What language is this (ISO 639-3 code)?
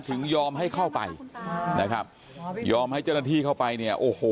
tha